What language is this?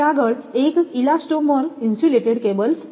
Gujarati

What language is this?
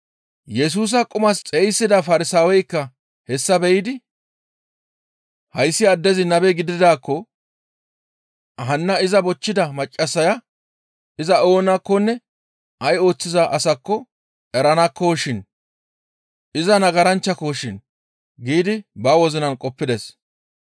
Gamo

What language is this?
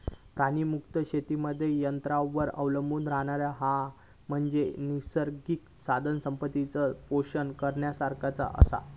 Marathi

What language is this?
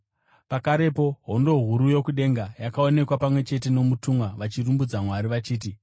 Shona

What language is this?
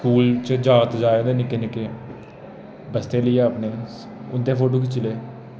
Dogri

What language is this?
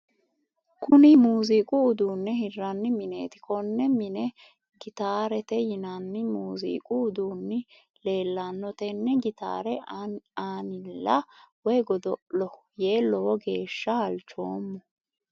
Sidamo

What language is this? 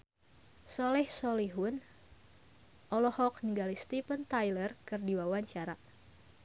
Sundanese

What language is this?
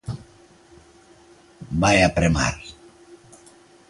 Galician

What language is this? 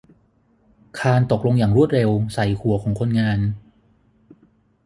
Thai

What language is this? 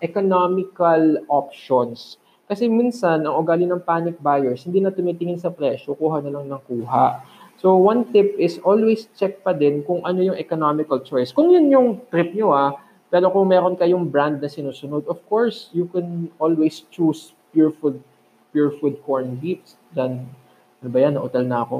Filipino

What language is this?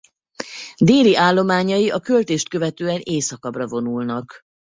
Hungarian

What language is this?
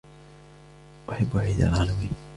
Arabic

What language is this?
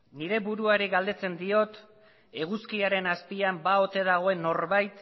Basque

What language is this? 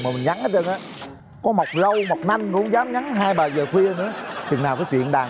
Vietnamese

